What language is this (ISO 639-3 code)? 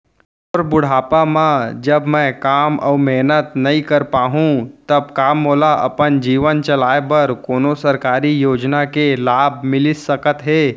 hne